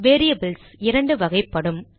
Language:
Tamil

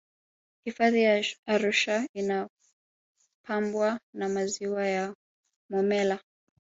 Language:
Swahili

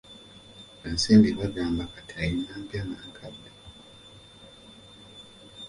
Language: Ganda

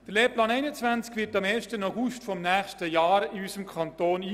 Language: Swiss German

